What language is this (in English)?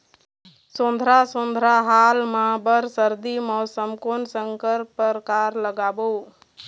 Chhattisgarhi